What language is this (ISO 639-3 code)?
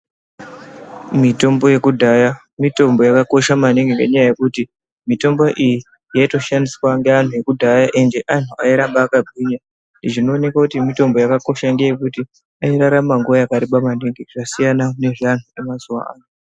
ndc